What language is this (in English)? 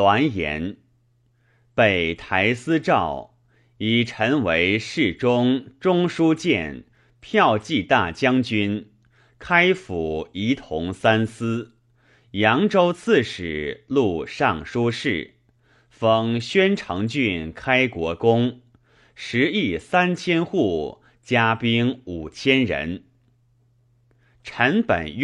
Chinese